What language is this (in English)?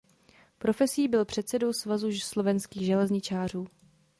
Czech